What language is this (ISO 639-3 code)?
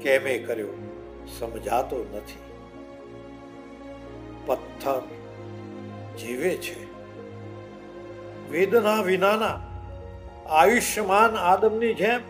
guj